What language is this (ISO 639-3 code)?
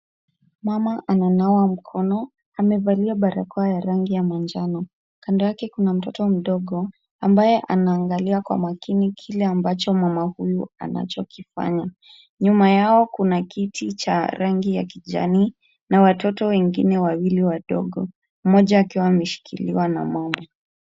swa